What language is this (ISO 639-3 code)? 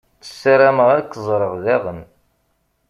kab